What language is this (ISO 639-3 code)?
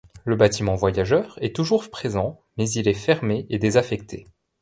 fra